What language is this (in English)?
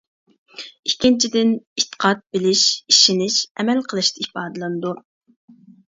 Uyghur